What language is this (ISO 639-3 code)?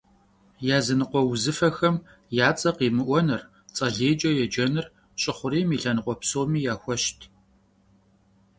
kbd